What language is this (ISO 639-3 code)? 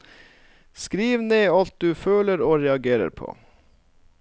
nor